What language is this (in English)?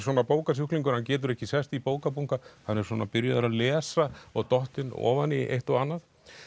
Icelandic